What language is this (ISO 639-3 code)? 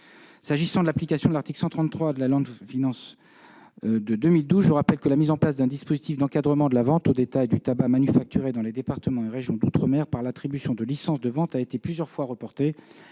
fra